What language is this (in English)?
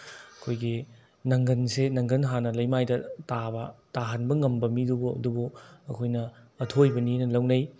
Manipuri